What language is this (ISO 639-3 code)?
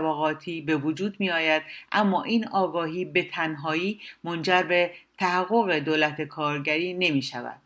fas